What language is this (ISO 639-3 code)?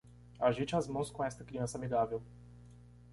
por